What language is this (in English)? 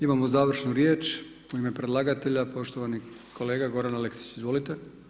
Croatian